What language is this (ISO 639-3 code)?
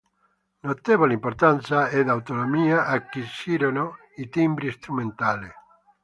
ita